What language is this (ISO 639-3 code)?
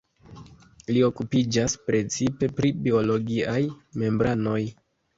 epo